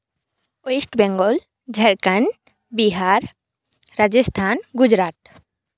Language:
Santali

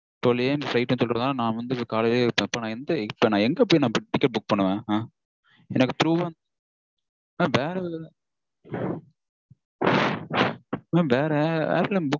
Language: Tamil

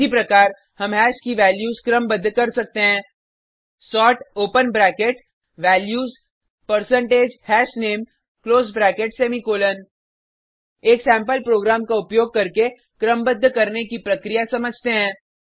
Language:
Hindi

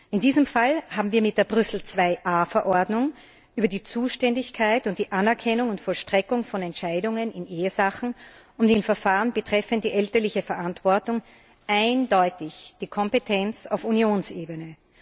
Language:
German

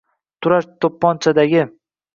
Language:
Uzbek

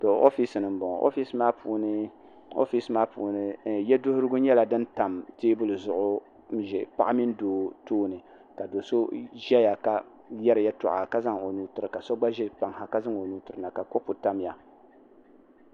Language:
Dagbani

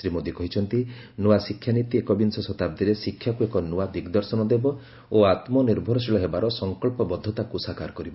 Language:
Odia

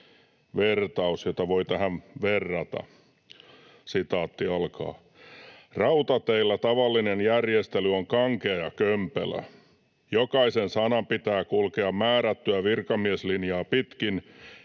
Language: Finnish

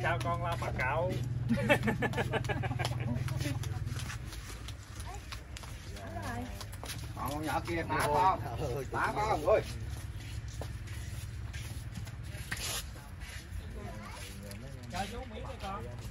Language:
Vietnamese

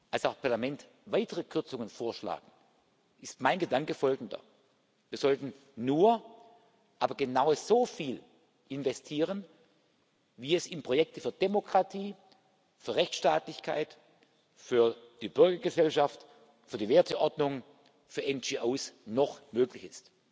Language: German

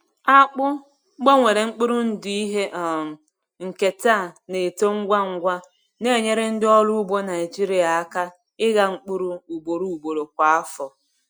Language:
Igbo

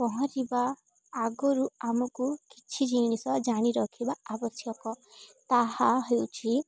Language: Odia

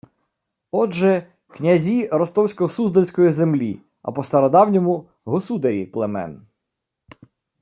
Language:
Ukrainian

